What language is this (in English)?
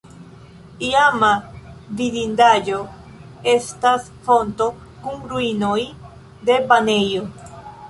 Esperanto